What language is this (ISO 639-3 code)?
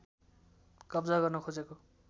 nep